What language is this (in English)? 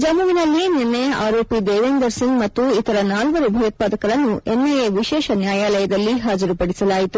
Kannada